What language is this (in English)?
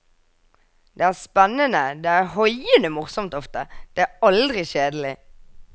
Norwegian